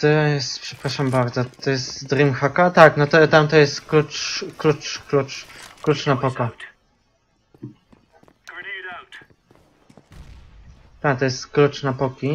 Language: Polish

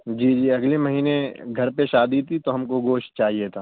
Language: Urdu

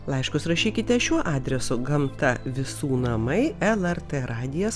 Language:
Lithuanian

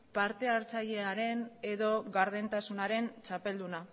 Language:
Basque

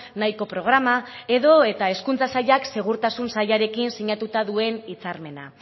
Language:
Basque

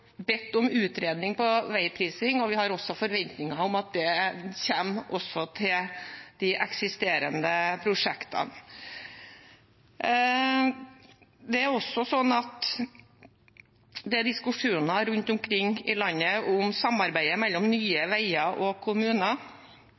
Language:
Norwegian Bokmål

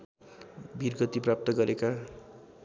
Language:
Nepali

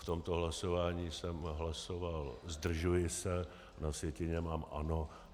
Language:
Czech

